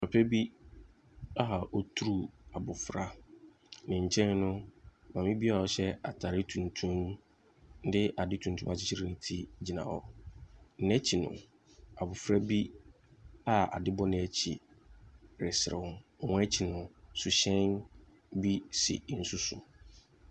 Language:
Akan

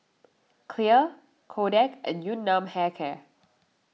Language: English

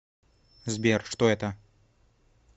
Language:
Russian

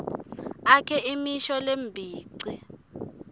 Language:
Swati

